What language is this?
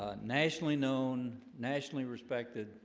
English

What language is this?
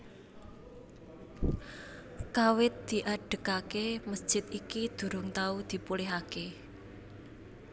Javanese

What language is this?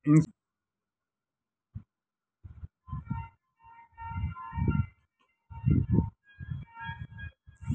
Kannada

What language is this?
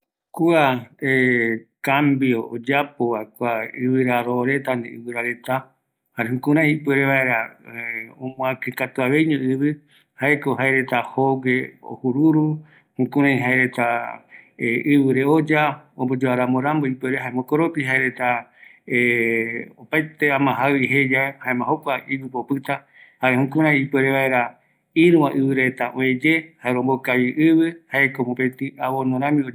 Eastern Bolivian Guaraní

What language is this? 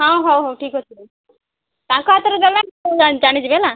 Odia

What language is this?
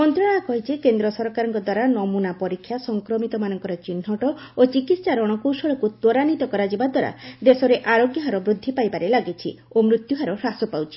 Odia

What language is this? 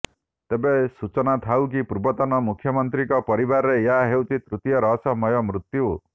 Odia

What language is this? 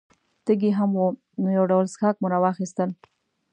Pashto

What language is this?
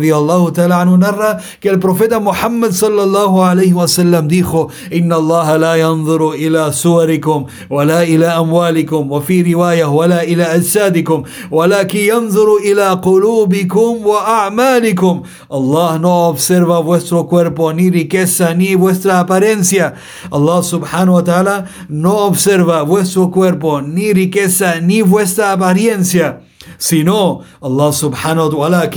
Spanish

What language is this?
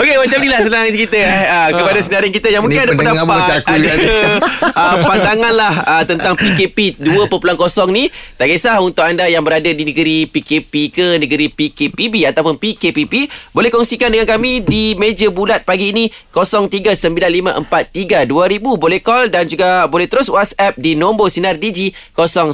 Malay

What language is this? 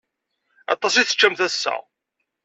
Kabyle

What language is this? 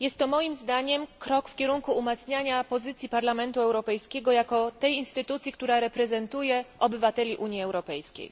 Polish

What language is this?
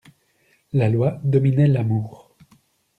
French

